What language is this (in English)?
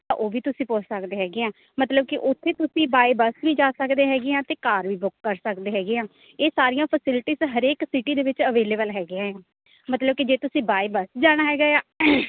Punjabi